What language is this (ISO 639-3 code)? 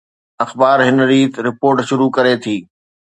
snd